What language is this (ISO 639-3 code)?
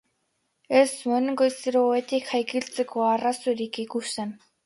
eus